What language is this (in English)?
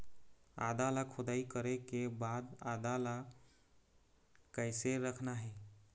Chhattisgarhi